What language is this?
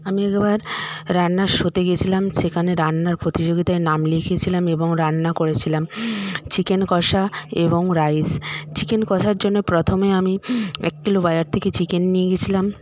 Bangla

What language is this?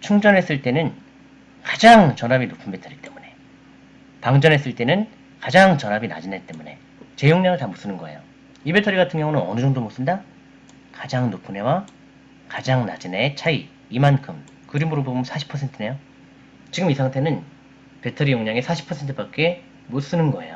Korean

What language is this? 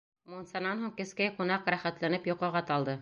Bashkir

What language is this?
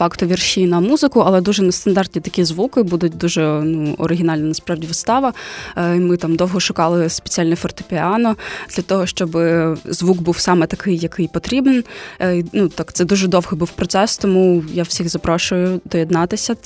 Ukrainian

